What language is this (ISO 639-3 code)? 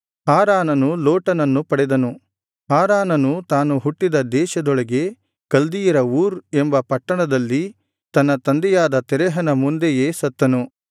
kan